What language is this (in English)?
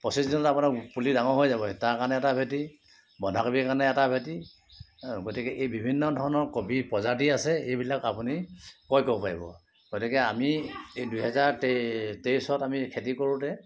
Assamese